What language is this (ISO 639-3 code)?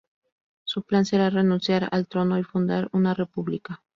spa